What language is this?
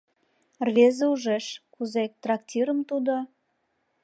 Mari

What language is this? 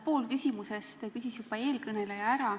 Estonian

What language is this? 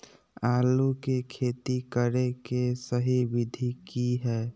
Magahi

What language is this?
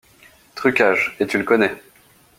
French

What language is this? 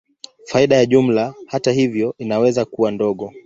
Swahili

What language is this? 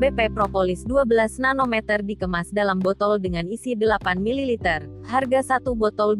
Indonesian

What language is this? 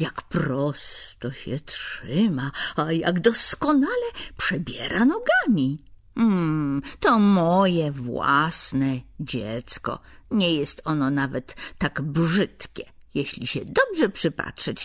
Polish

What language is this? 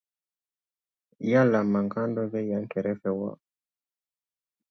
Dyula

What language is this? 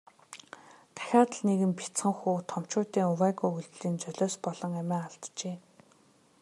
Mongolian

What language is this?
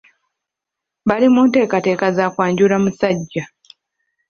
Ganda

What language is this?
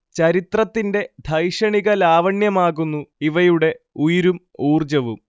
Malayalam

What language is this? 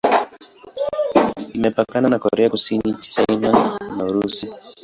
Swahili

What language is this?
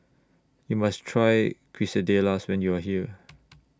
English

